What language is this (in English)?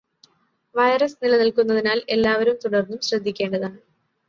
Malayalam